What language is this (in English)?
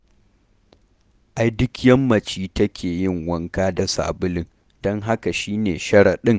Hausa